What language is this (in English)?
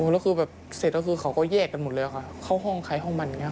Thai